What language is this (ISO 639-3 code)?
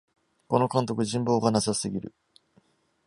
jpn